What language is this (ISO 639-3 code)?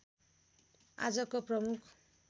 nep